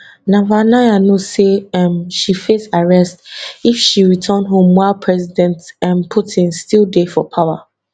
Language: Nigerian Pidgin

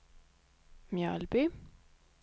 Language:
Swedish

